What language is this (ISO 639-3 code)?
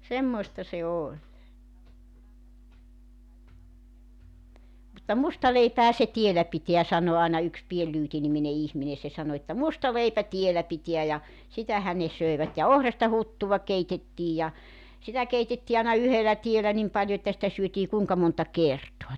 fin